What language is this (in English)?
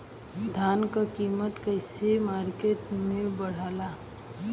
Bhojpuri